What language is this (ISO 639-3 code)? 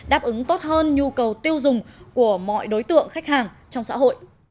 vie